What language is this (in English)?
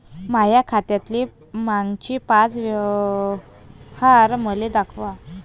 Marathi